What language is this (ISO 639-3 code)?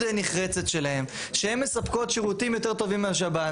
heb